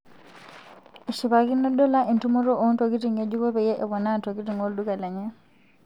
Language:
Masai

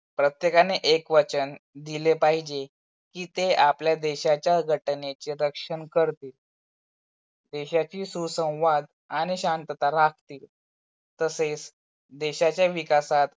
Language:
Marathi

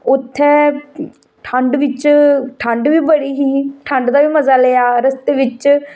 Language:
Dogri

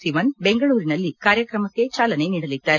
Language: Kannada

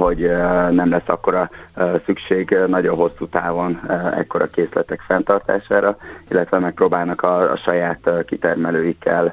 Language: Hungarian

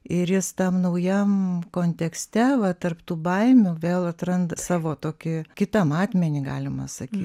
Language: Lithuanian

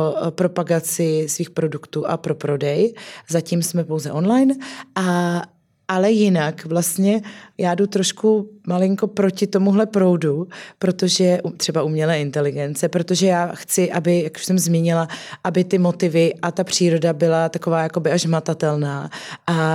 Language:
Czech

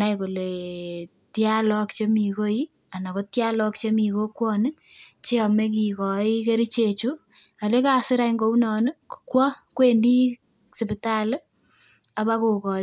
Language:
Kalenjin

